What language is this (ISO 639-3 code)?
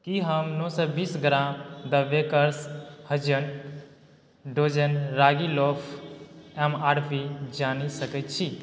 mai